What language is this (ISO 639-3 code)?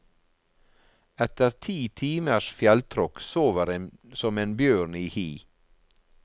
nor